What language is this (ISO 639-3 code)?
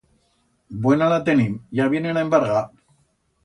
arg